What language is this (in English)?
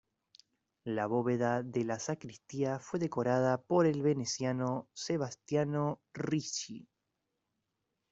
Spanish